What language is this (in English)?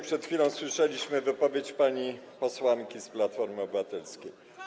Polish